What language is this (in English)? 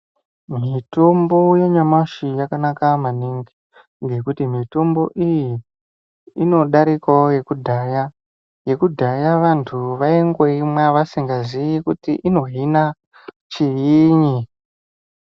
Ndau